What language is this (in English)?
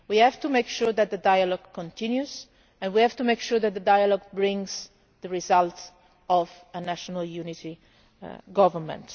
English